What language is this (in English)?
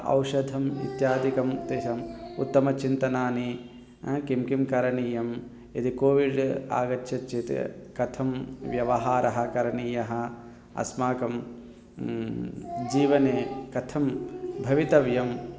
Sanskrit